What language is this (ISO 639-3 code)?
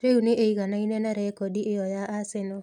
kik